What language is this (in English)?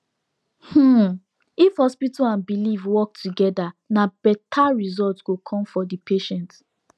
Nigerian Pidgin